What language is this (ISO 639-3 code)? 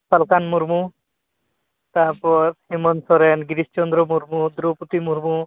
sat